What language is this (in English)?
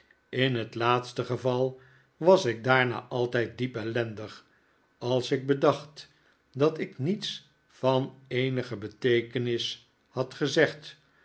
Dutch